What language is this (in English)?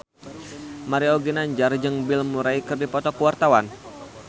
Sundanese